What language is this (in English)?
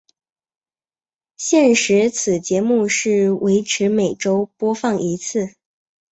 Chinese